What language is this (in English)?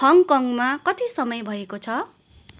Nepali